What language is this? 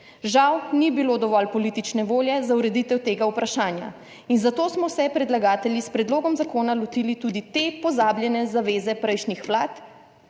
Slovenian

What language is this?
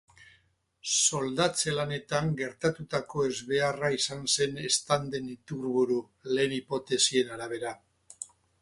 Basque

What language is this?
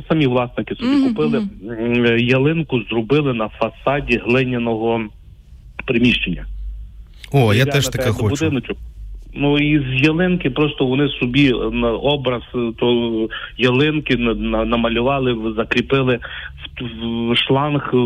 Ukrainian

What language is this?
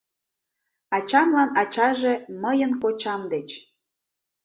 Mari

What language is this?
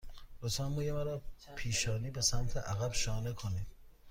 Persian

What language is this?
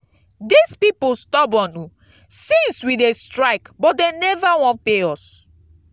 Nigerian Pidgin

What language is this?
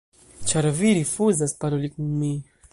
Esperanto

